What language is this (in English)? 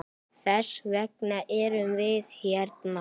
Icelandic